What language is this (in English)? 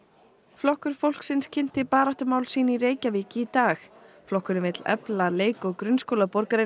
Icelandic